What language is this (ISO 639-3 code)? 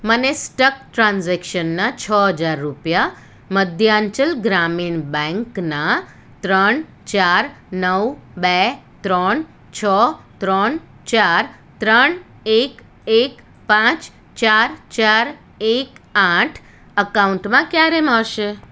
guj